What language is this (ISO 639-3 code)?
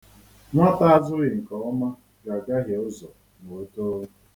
ibo